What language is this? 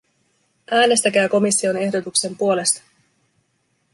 Finnish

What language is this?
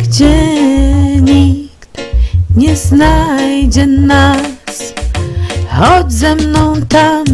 Czech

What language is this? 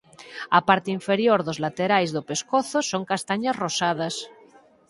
Galician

